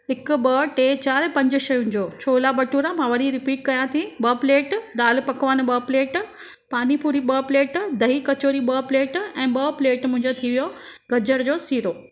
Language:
Sindhi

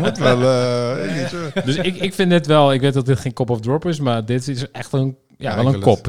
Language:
Dutch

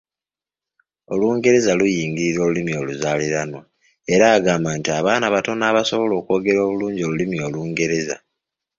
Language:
Ganda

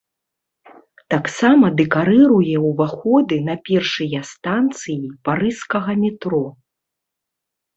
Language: Belarusian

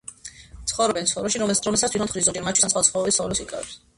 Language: Georgian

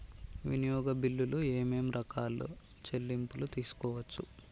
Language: Telugu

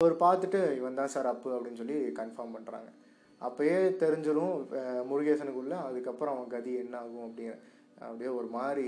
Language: Tamil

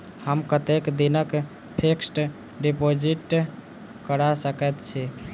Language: Maithili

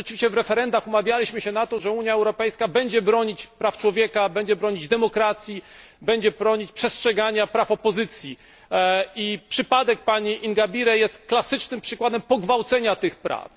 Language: Polish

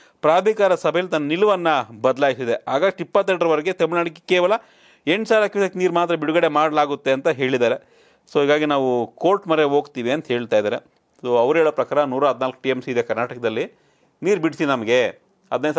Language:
Romanian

